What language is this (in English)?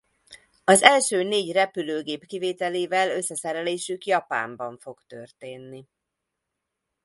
Hungarian